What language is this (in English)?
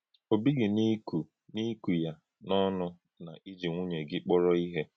Igbo